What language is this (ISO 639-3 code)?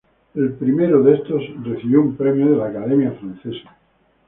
spa